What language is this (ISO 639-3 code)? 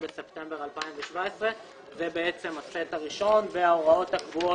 heb